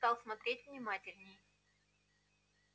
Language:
Russian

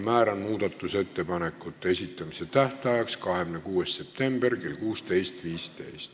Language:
Estonian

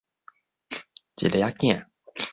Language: Min Nan Chinese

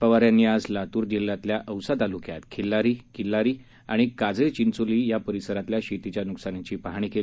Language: Marathi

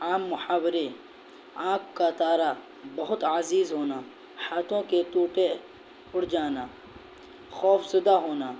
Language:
Urdu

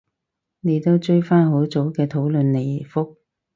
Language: Cantonese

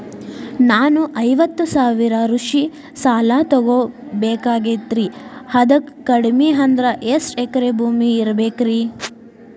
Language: Kannada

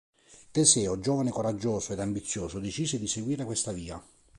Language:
Italian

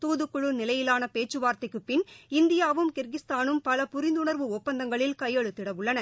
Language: Tamil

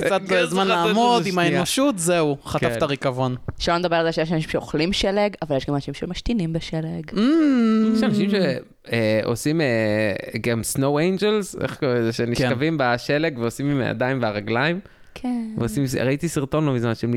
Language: Hebrew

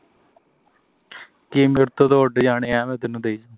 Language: Punjabi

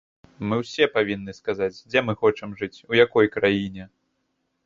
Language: Belarusian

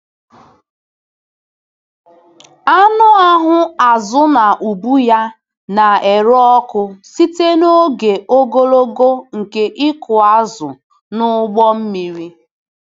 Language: Igbo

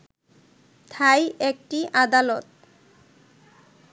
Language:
Bangla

